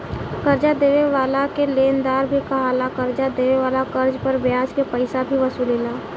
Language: Bhojpuri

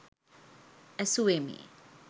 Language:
Sinhala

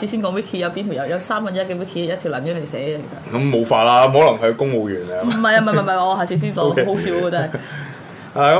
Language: Chinese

